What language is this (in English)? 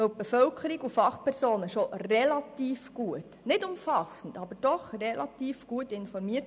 Swiss German